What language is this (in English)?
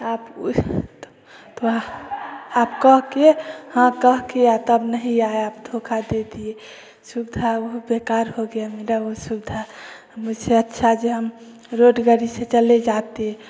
Hindi